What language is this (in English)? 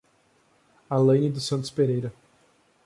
Portuguese